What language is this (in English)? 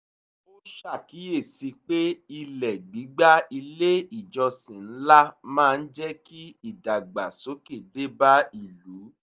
Yoruba